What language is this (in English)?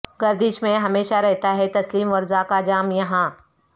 Urdu